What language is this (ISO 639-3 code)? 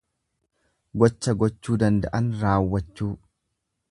orm